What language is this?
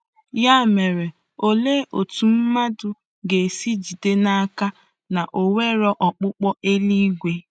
Igbo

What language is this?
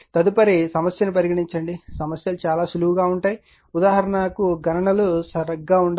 Telugu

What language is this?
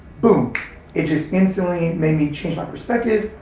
English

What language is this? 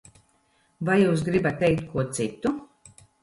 Latvian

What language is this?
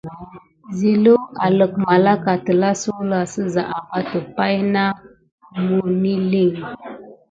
Gidar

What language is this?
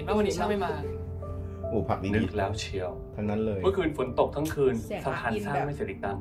Thai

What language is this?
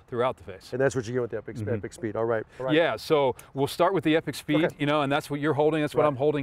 English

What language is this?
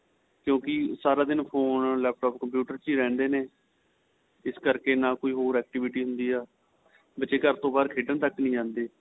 Punjabi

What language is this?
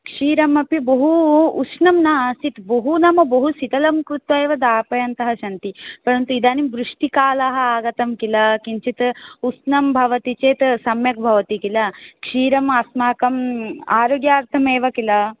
Sanskrit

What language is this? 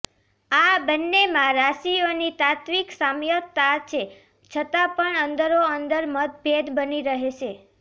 Gujarati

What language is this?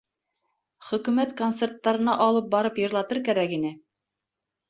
Bashkir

